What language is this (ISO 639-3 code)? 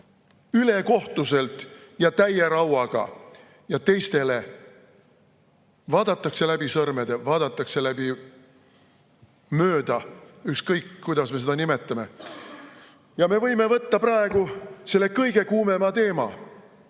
est